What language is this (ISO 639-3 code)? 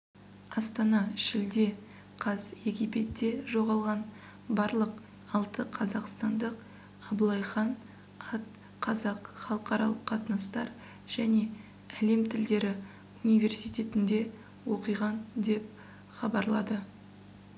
kaz